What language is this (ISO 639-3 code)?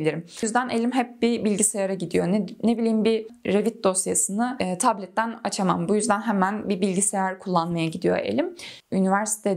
tur